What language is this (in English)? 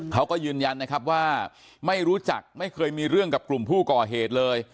Thai